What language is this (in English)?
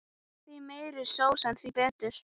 Icelandic